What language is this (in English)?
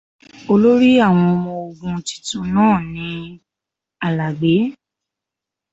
Yoruba